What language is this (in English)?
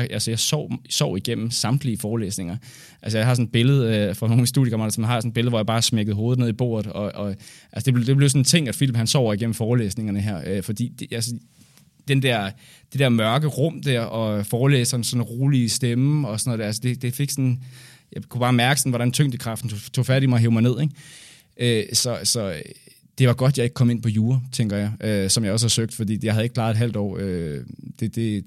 Danish